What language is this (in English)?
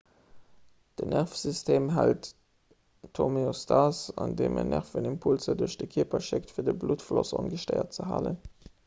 Luxembourgish